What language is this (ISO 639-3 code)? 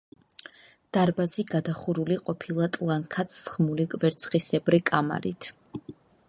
kat